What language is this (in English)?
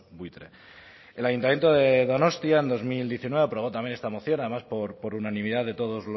Spanish